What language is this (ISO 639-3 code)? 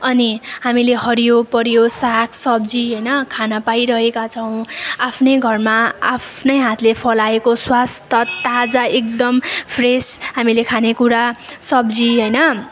nep